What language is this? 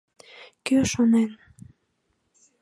Mari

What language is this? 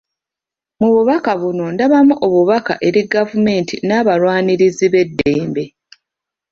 Ganda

